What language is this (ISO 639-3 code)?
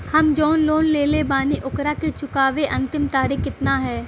bho